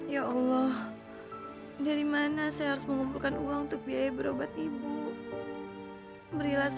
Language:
Indonesian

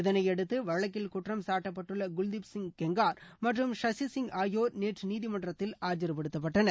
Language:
Tamil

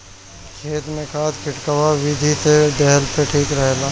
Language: Bhojpuri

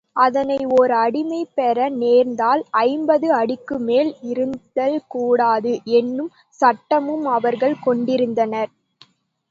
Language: Tamil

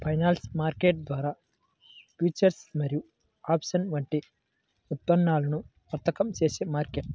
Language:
Telugu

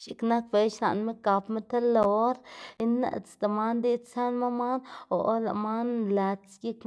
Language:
Xanaguía Zapotec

